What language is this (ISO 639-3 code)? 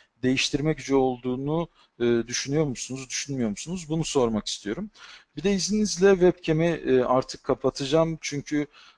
tur